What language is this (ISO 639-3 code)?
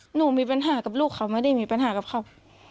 tha